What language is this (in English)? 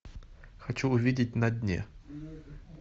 Russian